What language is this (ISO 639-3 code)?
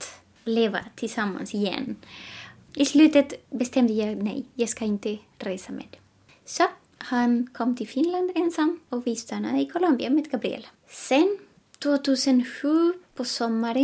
swe